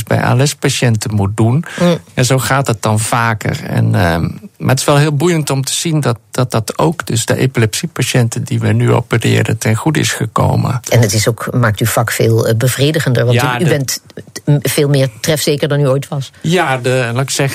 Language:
Dutch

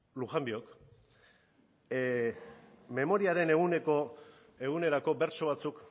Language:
Basque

